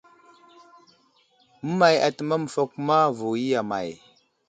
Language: Wuzlam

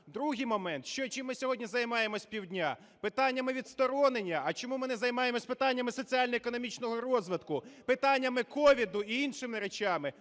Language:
Ukrainian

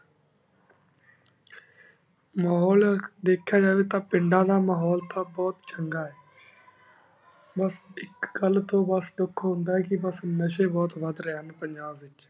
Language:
Punjabi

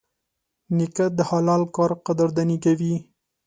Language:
Pashto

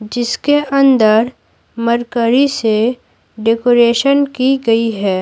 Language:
Hindi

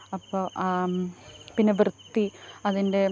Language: Malayalam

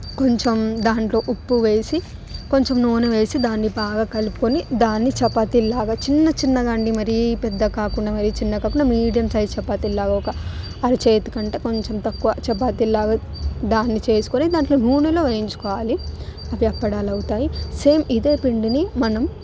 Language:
Telugu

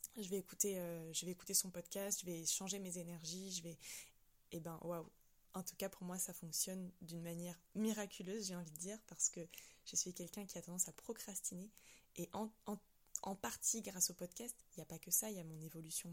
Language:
French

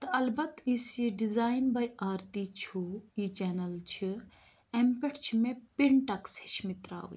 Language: Kashmiri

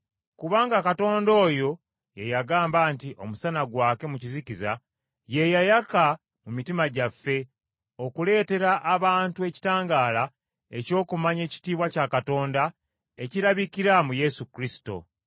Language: Ganda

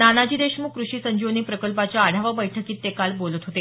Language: Marathi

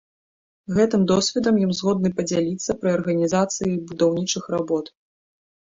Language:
Belarusian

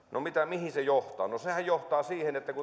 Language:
Finnish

